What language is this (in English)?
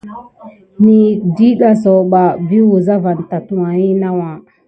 Gidar